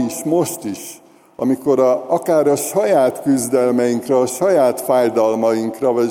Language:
Hungarian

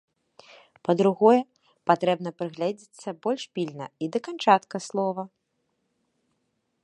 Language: Belarusian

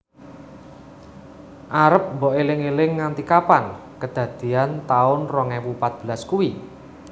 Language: Javanese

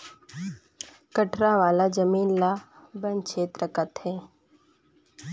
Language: Chhattisgarhi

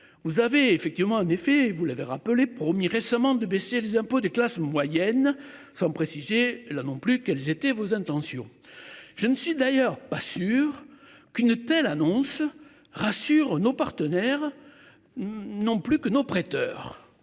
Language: French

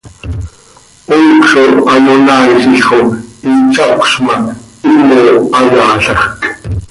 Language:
Seri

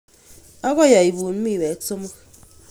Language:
Kalenjin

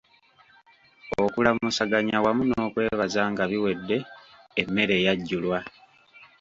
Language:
Ganda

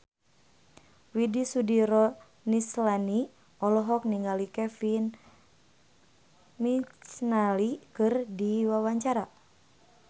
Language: Sundanese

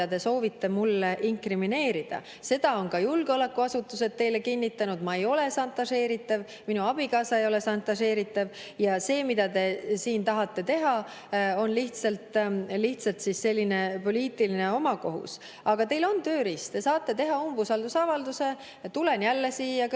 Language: Estonian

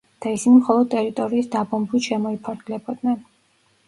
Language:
Georgian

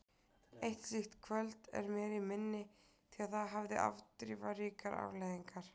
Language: Icelandic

